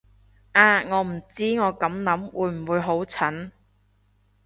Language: Cantonese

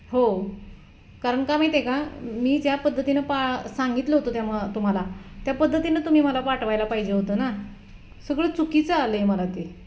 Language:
Marathi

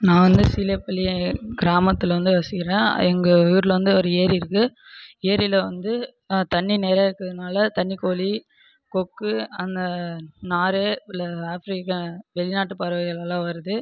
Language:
Tamil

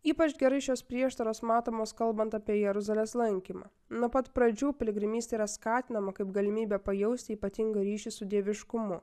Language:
Lithuanian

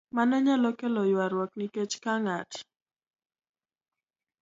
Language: Luo (Kenya and Tanzania)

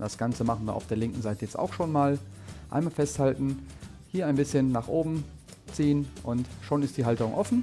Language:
German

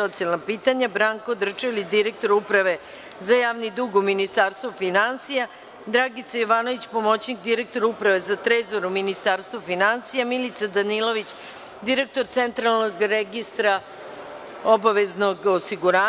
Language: Serbian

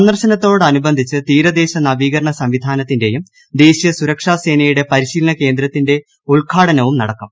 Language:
Malayalam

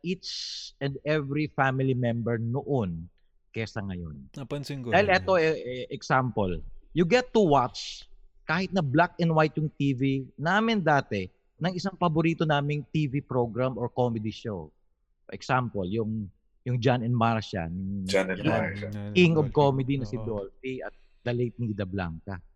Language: Filipino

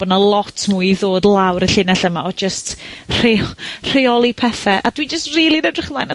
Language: Welsh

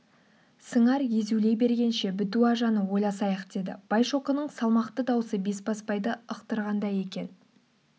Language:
Kazakh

